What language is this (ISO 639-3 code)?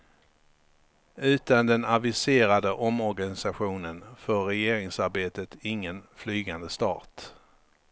swe